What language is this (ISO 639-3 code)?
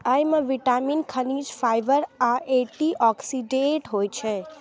mai